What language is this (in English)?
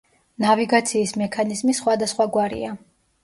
Georgian